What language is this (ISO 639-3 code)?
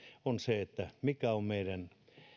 fin